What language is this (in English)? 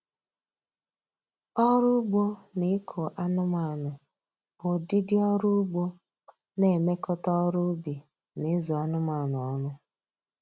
Igbo